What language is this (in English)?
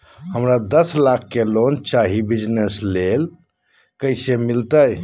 Magahi